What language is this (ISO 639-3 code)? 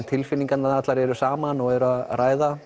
isl